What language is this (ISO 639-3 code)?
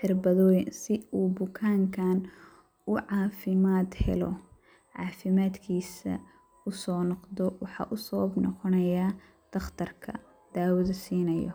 som